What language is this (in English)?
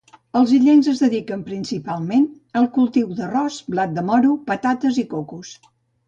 Catalan